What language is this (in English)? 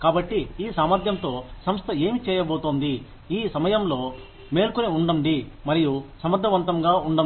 Telugu